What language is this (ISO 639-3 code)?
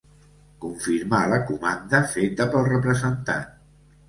cat